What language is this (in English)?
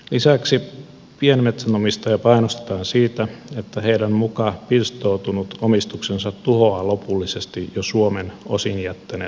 Finnish